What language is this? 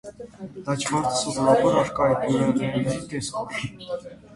Armenian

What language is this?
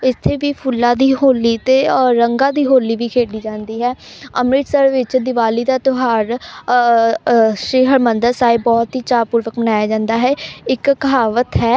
Punjabi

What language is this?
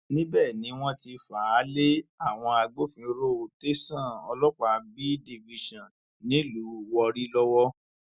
Yoruba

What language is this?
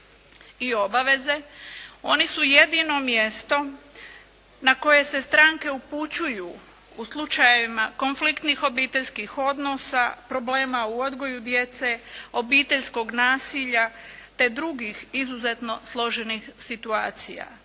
Croatian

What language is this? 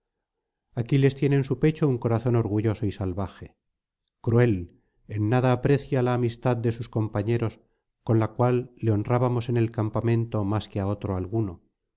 Spanish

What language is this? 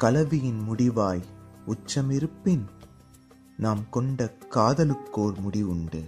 Tamil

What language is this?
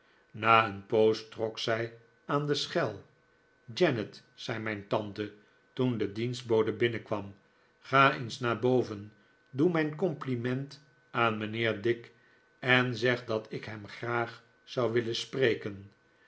Dutch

